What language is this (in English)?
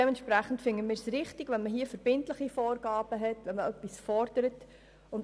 Swiss German